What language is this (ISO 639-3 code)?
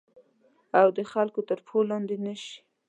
pus